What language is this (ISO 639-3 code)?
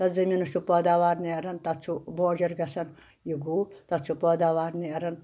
kas